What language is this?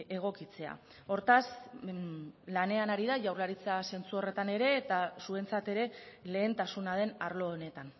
Basque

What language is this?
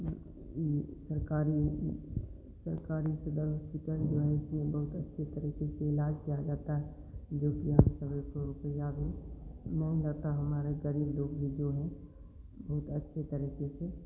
Hindi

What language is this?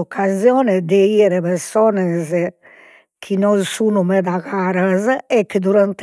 Sardinian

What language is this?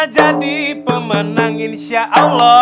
Indonesian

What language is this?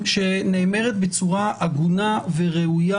Hebrew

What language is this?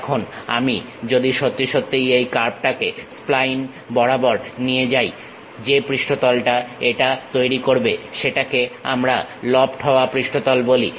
Bangla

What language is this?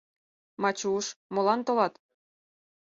Mari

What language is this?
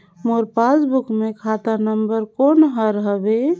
Chhattisgarhi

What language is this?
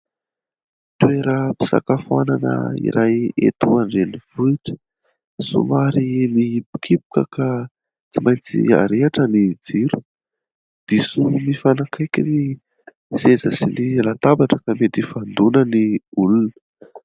Malagasy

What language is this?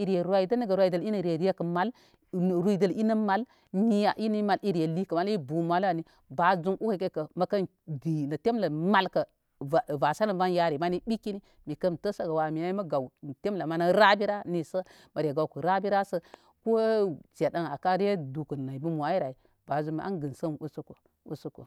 Koma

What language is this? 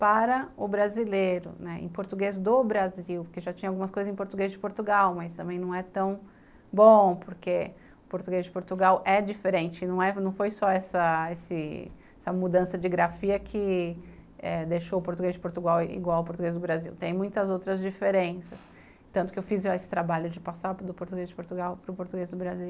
Portuguese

